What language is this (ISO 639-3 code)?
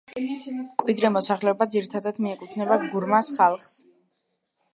kat